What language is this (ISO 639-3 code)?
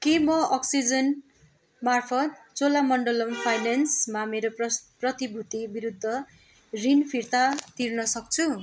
nep